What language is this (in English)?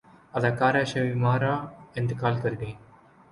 Urdu